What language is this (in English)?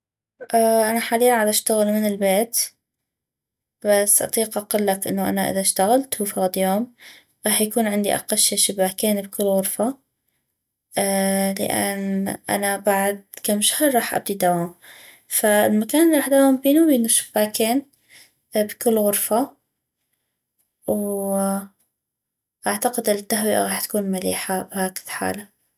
North Mesopotamian Arabic